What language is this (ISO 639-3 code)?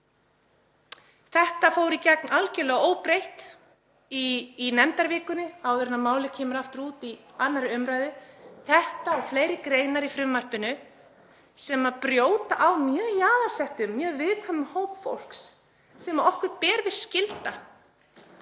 isl